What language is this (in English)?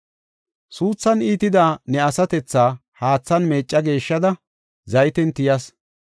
Gofa